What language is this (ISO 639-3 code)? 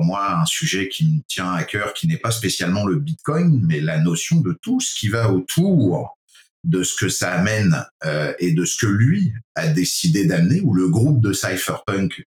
fra